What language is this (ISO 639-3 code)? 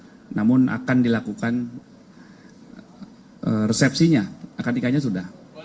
ind